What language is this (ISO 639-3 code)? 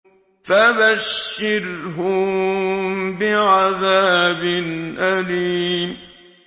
ara